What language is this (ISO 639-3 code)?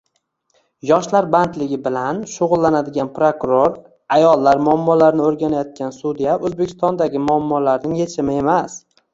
uzb